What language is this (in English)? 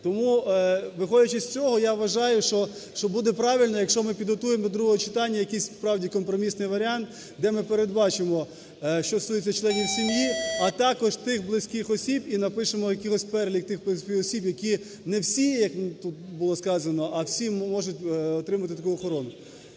Ukrainian